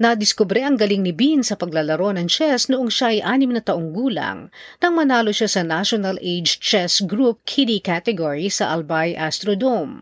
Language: Filipino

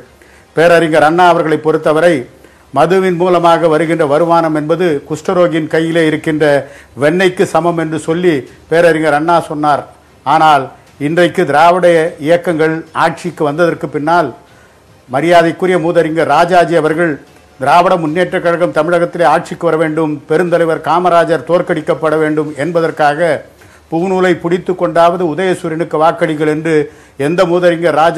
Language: Hindi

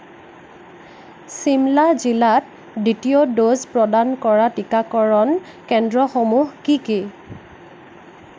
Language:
Assamese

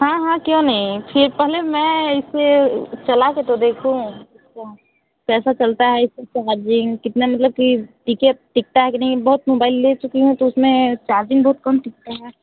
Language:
Hindi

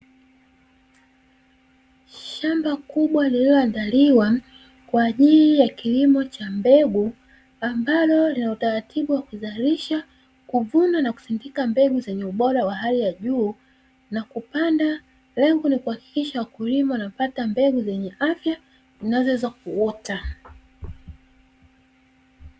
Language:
Swahili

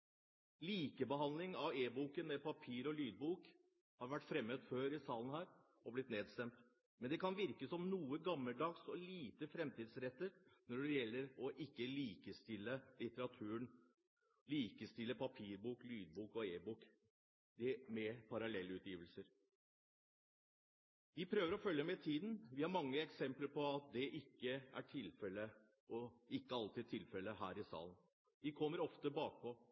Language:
Norwegian Bokmål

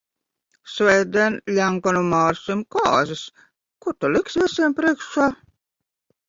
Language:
Latvian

